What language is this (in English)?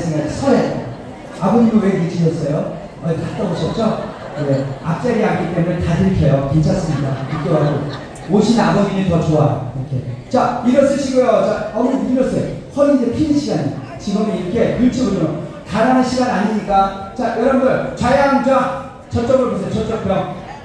Korean